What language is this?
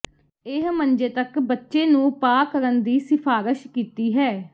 Punjabi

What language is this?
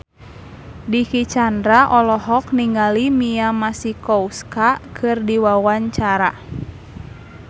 Sundanese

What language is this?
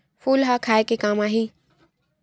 Chhattisgarhi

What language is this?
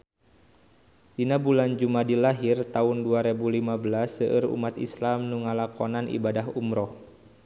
Sundanese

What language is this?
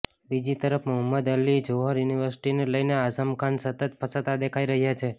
Gujarati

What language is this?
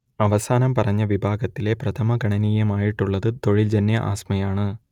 Malayalam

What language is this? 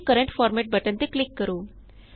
Punjabi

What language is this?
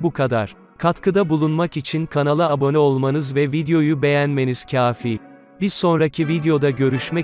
Turkish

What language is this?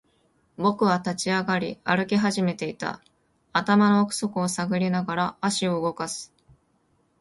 Japanese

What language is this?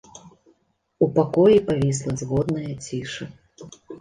Belarusian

